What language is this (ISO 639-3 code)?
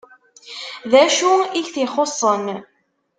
kab